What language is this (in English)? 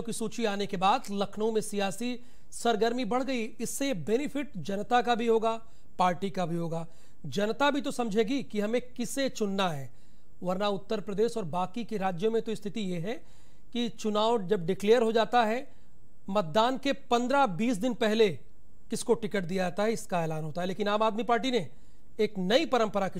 Hindi